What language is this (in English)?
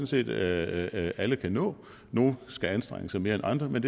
Danish